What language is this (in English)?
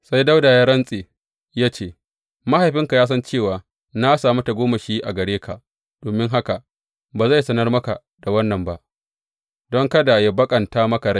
Hausa